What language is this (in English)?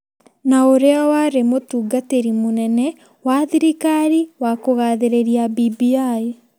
Kikuyu